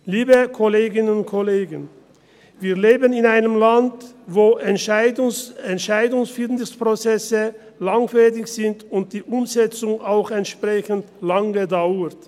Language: Swiss German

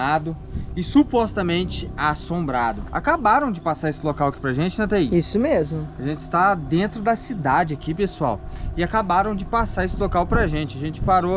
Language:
Portuguese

